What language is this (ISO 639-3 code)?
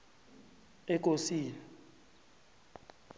nbl